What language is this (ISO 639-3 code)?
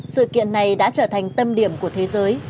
vie